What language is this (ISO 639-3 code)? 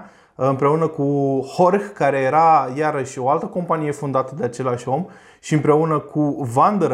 ron